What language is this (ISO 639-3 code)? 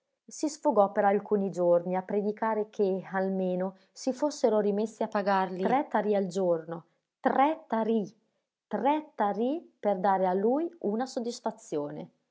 ita